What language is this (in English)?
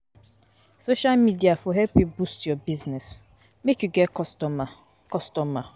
Nigerian Pidgin